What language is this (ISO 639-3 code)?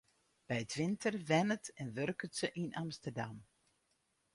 fry